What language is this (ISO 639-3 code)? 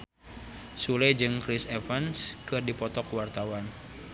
sun